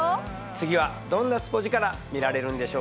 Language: Japanese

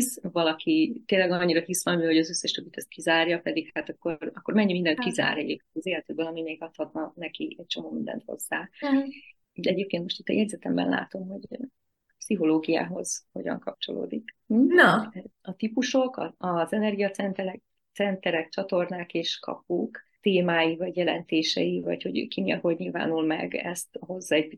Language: Hungarian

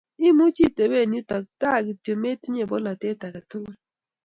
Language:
Kalenjin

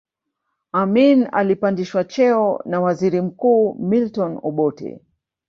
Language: Swahili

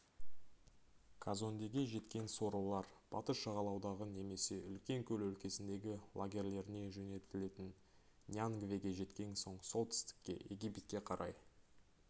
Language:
Kazakh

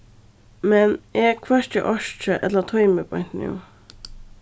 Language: Faroese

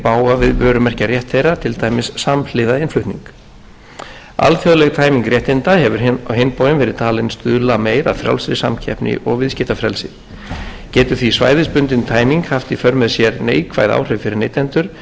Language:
Icelandic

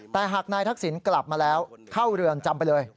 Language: Thai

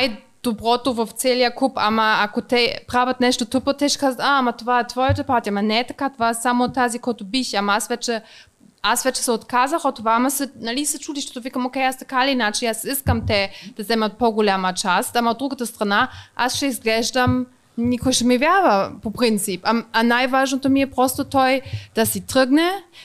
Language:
Bulgarian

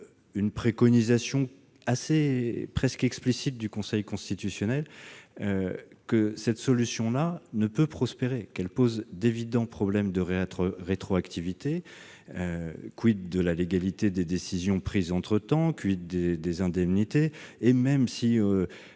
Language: French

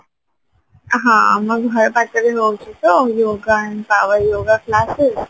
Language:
Odia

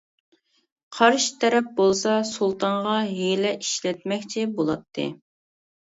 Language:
Uyghur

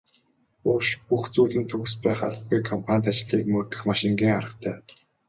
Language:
Mongolian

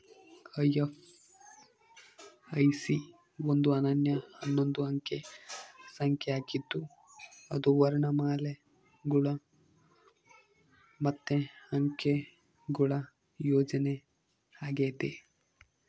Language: Kannada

